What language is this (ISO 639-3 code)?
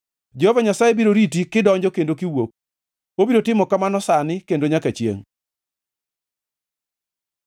luo